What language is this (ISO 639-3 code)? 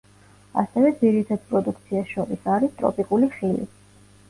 kat